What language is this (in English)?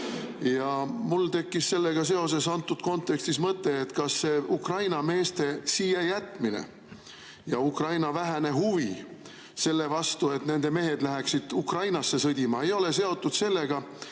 Estonian